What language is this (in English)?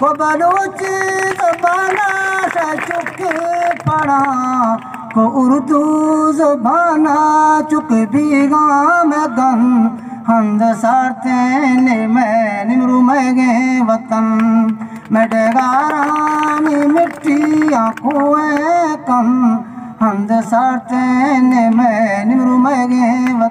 Romanian